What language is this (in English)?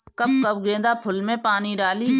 Bhojpuri